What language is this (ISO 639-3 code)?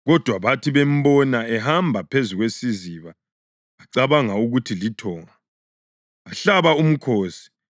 nde